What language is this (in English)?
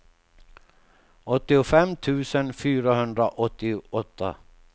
Swedish